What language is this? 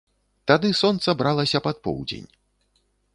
Belarusian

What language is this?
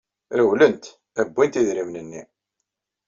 Kabyle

